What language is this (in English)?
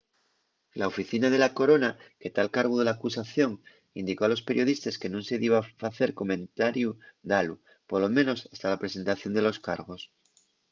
Asturian